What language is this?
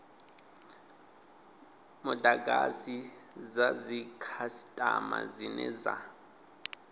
Venda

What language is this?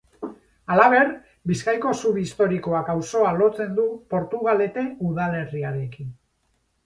Basque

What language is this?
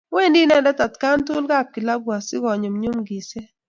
Kalenjin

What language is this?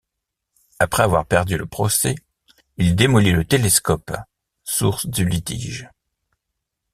French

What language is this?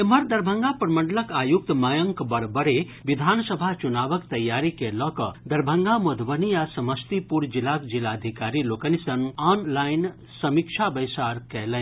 Maithili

